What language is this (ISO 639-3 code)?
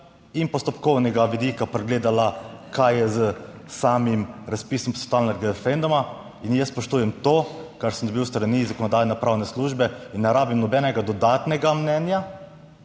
slv